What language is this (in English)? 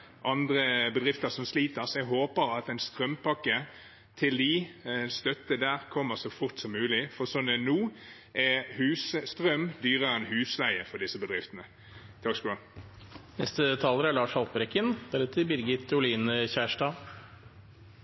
Norwegian Bokmål